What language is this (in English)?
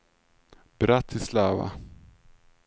Swedish